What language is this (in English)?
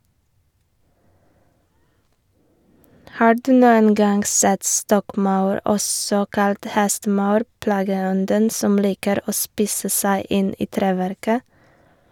Norwegian